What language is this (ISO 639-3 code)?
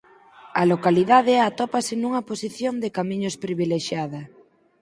glg